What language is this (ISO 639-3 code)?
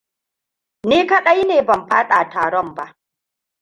hau